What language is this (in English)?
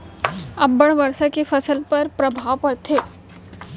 Chhattisgarhi